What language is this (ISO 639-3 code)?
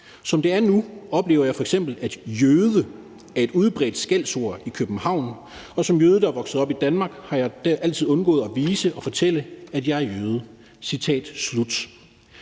dan